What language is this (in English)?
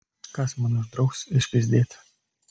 Lithuanian